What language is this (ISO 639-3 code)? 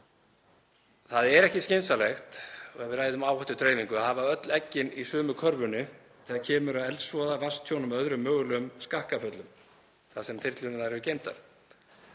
isl